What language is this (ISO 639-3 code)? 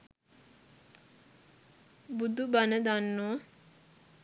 sin